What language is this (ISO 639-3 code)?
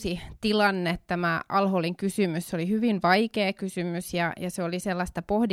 fin